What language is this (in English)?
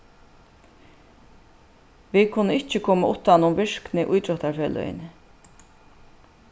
Faroese